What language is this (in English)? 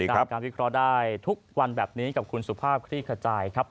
Thai